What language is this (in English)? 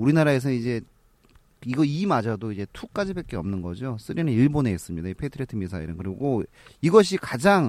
Korean